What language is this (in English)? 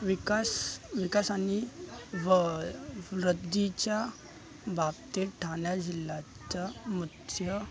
Marathi